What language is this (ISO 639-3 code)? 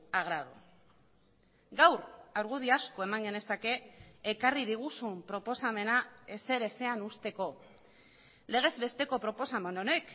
eus